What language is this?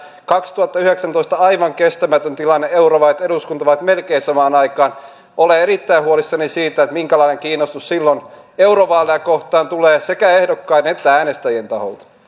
Finnish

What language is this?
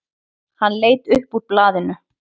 Icelandic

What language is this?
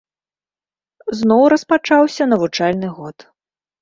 Belarusian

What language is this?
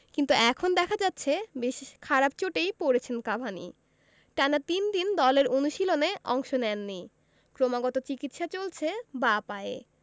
Bangla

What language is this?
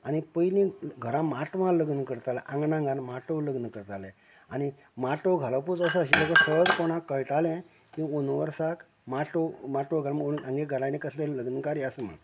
Konkani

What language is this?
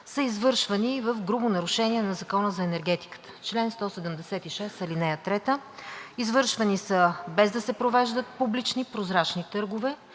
Bulgarian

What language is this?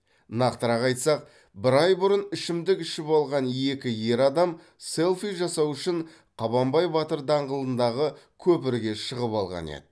Kazakh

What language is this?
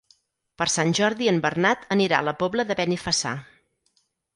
Catalan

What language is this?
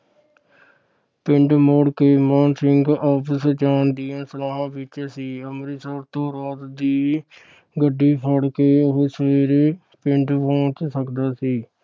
Punjabi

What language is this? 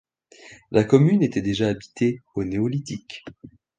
French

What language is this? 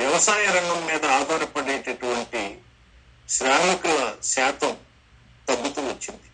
Telugu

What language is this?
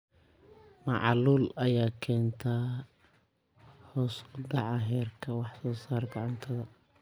Somali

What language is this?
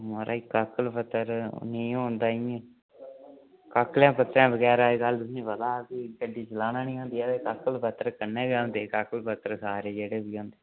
Dogri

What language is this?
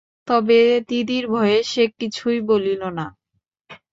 Bangla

